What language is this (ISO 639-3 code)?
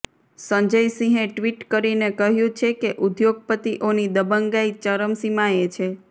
guj